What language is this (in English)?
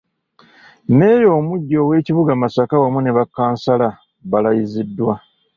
Ganda